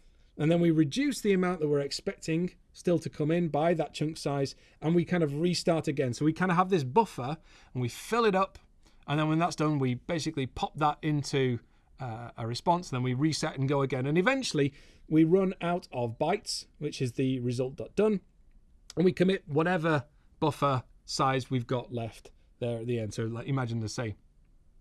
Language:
English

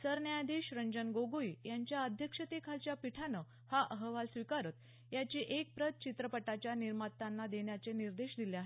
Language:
Marathi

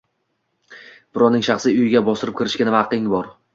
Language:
Uzbek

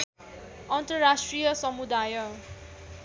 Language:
Nepali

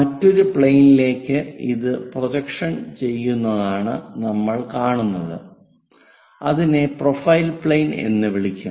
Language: Malayalam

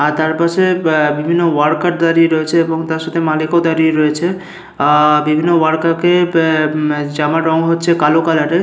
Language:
Bangla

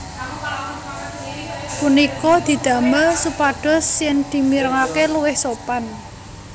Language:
Javanese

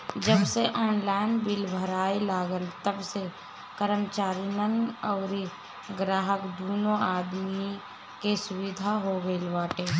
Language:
Bhojpuri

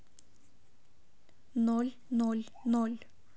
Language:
Russian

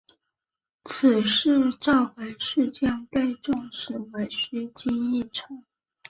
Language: Chinese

